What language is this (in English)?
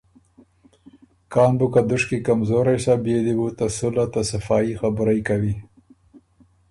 Ormuri